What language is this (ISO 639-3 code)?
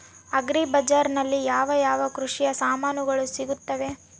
kan